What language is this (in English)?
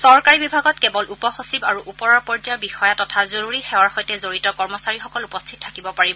Assamese